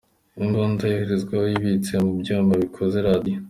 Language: Kinyarwanda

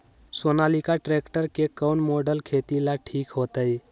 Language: Magahi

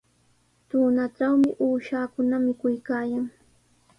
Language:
Sihuas Ancash Quechua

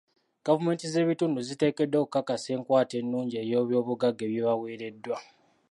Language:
Ganda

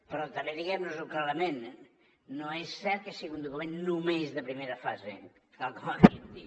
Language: Catalan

